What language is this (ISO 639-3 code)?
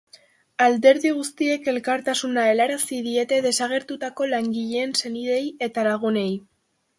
eus